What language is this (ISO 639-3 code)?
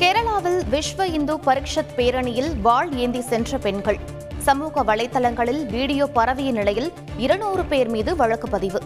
tam